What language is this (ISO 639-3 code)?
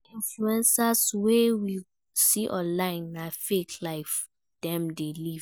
pcm